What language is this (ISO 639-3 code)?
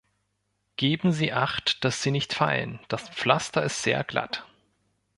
deu